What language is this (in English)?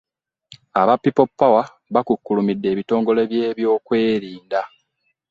Ganda